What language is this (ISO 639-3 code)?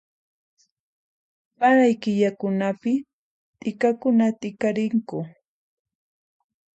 qxp